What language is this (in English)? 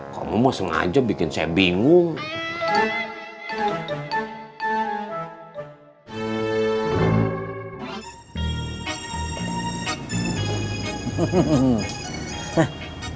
Indonesian